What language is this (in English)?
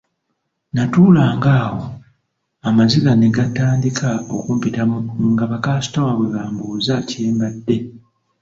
Ganda